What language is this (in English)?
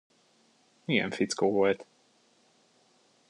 Hungarian